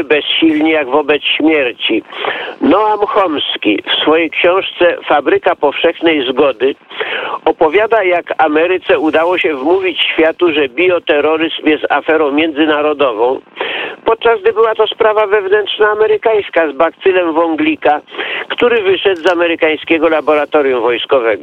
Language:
Polish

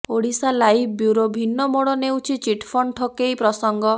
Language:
Odia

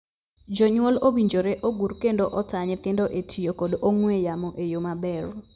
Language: Luo (Kenya and Tanzania)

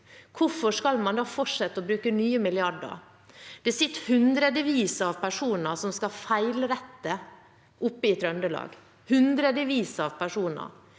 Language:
Norwegian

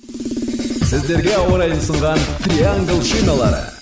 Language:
Kazakh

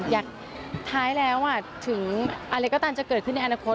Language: Thai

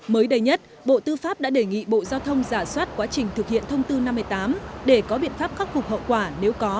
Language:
Vietnamese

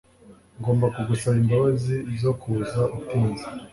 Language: Kinyarwanda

